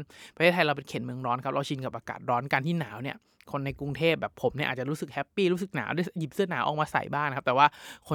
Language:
Thai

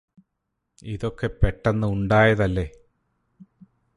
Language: Malayalam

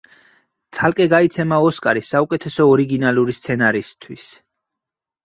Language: Georgian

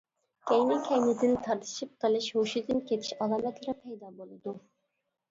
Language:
Uyghur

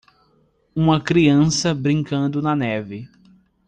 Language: Portuguese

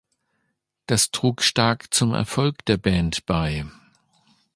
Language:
German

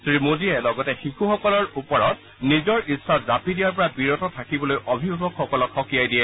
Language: Assamese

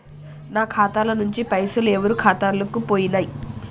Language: Telugu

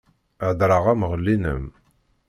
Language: Kabyle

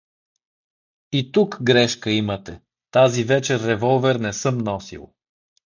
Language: Bulgarian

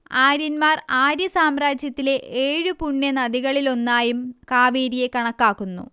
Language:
Malayalam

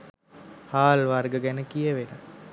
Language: Sinhala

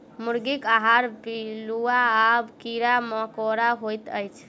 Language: Maithili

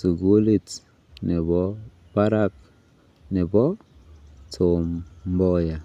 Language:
Kalenjin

